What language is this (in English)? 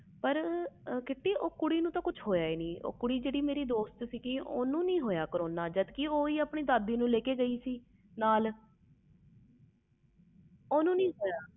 Punjabi